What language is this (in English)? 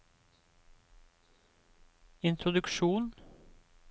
Norwegian